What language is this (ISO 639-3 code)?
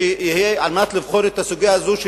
heb